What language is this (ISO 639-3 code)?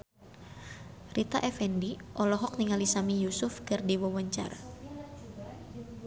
sun